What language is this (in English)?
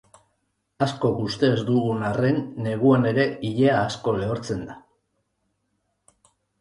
Basque